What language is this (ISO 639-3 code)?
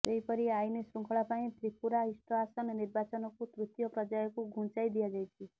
ori